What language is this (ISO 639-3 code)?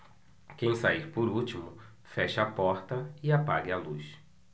por